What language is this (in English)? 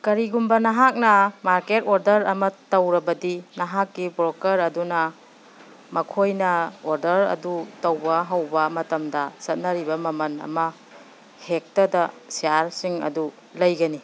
Manipuri